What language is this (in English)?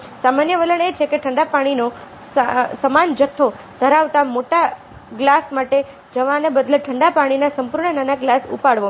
Gujarati